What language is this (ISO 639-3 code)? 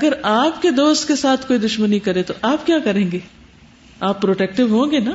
urd